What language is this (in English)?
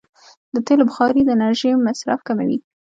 Pashto